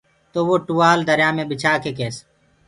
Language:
Gurgula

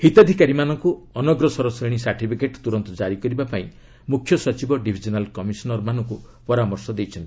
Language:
Odia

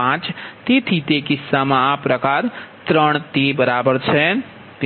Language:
Gujarati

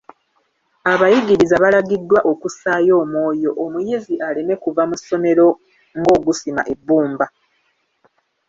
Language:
Ganda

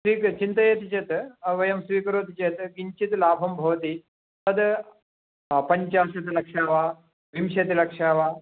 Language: Sanskrit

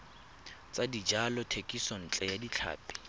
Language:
Tswana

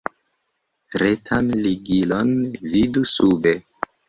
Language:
Esperanto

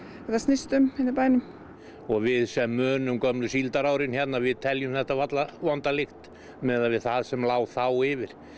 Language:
Icelandic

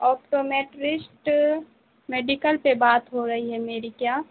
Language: Urdu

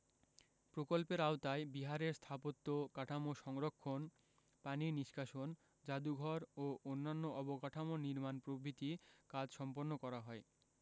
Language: Bangla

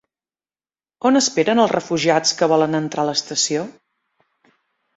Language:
Catalan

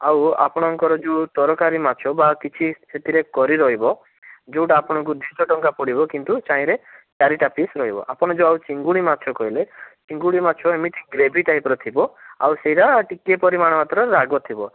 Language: Odia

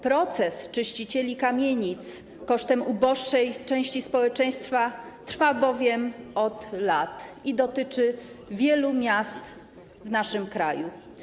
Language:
Polish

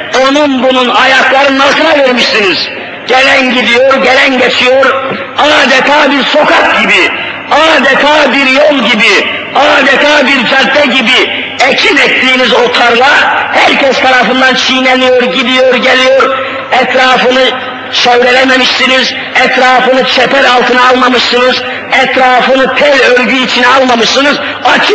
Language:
Turkish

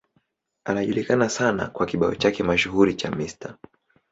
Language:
Swahili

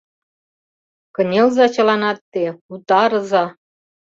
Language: Mari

